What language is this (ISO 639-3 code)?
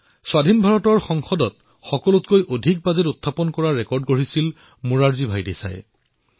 asm